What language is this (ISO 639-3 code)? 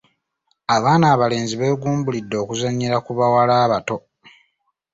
lug